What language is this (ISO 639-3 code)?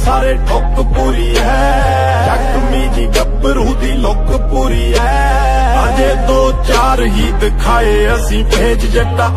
hin